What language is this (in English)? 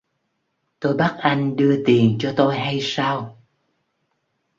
Vietnamese